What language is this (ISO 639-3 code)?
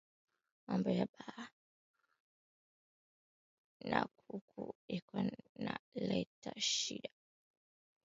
swa